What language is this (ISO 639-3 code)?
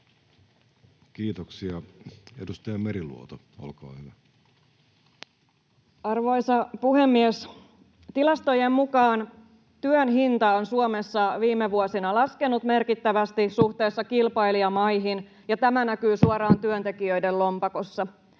fin